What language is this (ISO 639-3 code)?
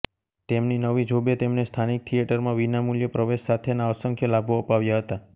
guj